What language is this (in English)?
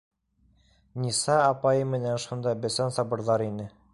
Bashkir